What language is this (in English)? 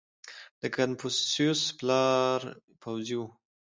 Pashto